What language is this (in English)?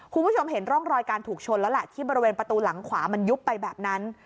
Thai